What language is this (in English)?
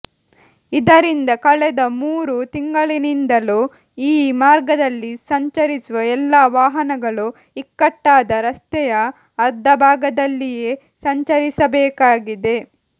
Kannada